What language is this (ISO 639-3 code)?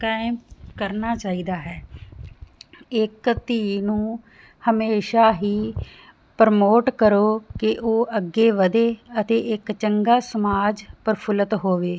pan